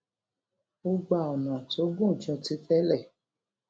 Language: Yoruba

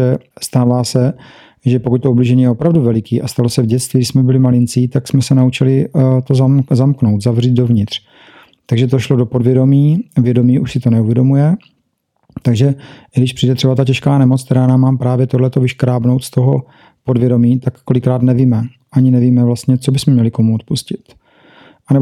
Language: Czech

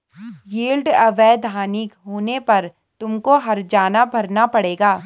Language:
Hindi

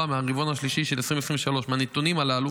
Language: Hebrew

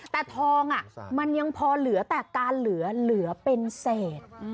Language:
Thai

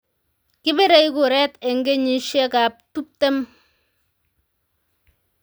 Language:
Kalenjin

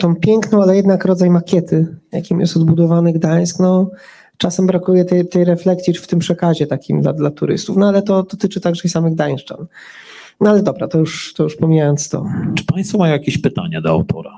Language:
Polish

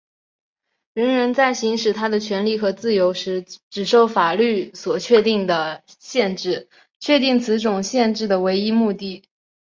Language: Chinese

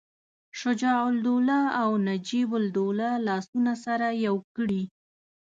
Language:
Pashto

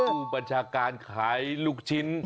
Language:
Thai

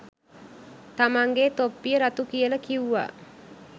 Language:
Sinhala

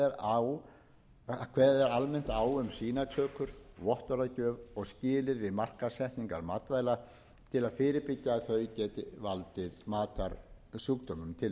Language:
Icelandic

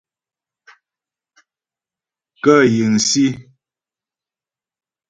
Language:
Ghomala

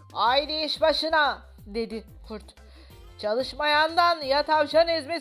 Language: Turkish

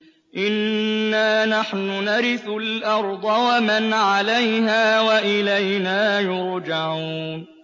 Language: Arabic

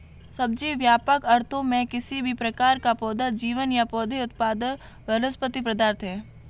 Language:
Hindi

